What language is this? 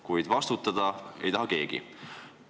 Estonian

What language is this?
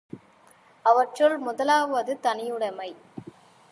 Tamil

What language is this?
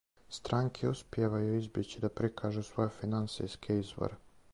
Serbian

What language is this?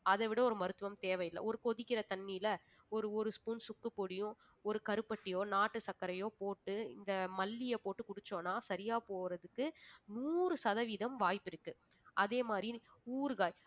Tamil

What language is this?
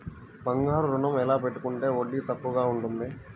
Telugu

